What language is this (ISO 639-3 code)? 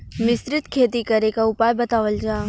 bho